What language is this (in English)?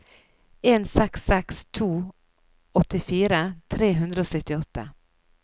Norwegian